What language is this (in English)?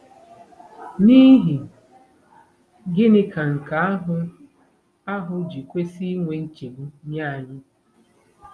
Igbo